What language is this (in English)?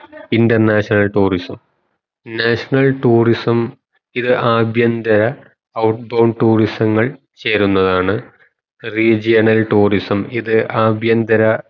Malayalam